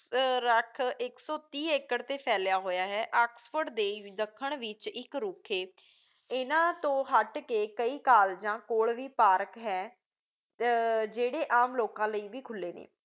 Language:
Punjabi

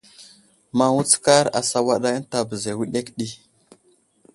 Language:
Wuzlam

